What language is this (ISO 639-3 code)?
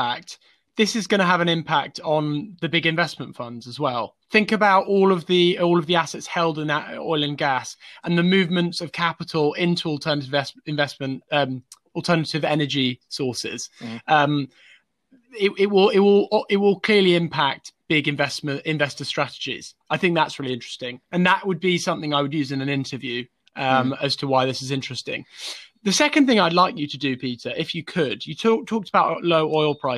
eng